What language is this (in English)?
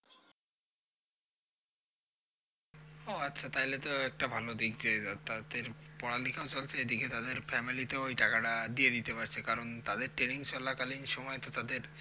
Bangla